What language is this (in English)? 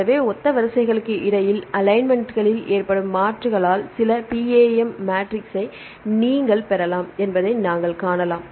Tamil